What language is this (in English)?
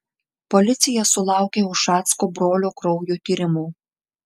Lithuanian